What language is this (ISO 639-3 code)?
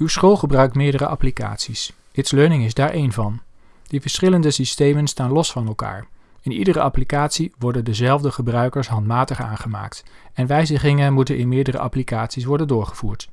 nld